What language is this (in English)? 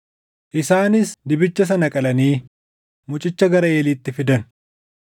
Oromo